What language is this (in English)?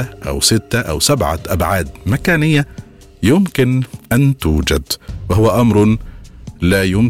Arabic